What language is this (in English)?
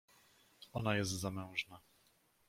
Polish